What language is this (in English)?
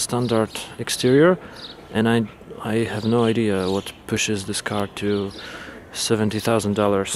Polish